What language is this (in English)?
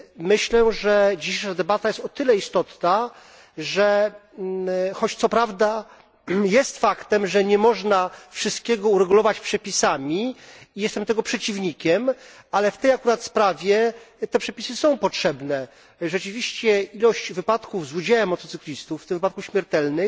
Polish